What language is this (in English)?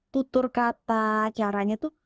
Indonesian